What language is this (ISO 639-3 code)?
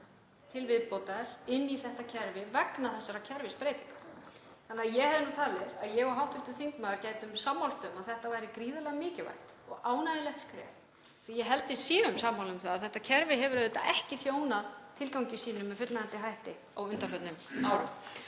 isl